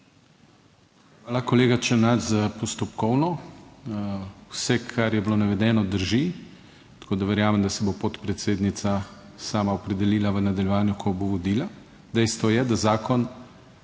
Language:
Slovenian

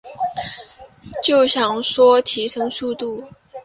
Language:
Chinese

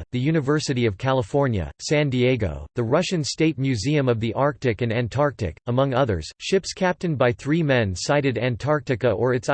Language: English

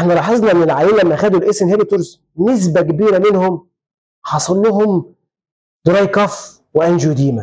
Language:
Arabic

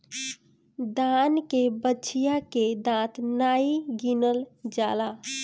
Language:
Bhojpuri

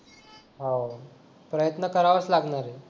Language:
Marathi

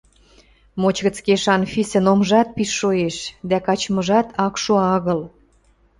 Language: Western Mari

